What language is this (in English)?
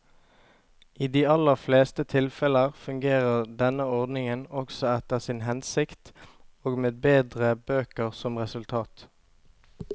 Norwegian